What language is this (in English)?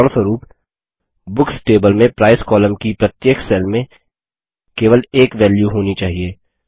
Hindi